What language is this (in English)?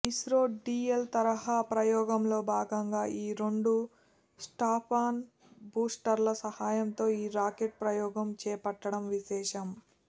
Telugu